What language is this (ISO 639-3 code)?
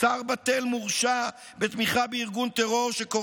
heb